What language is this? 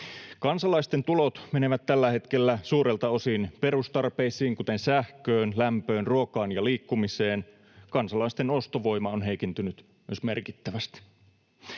Finnish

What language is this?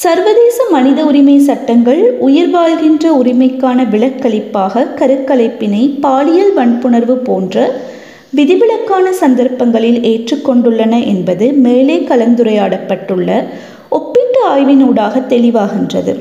Tamil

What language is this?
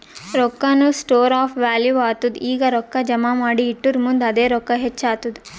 Kannada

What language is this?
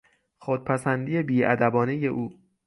Persian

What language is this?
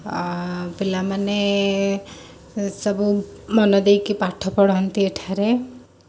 Odia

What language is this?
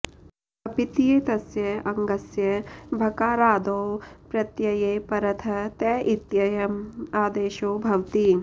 Sanskrit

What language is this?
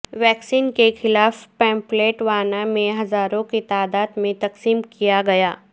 Urdu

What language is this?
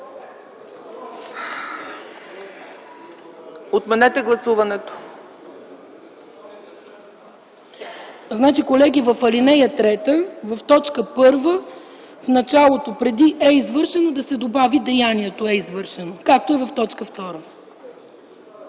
Bulgarian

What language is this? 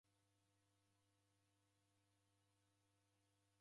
Taita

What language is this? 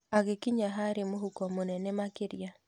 Kikuyu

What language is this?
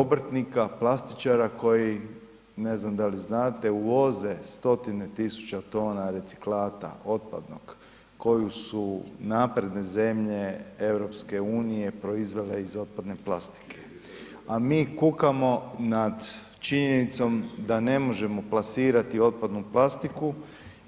Croatian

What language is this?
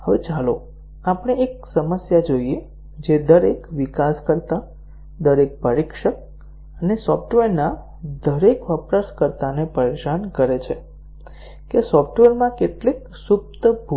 Gujarati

